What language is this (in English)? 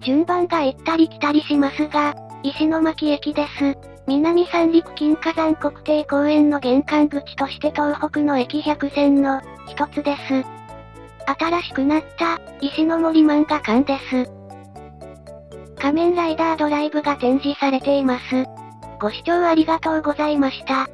Japanese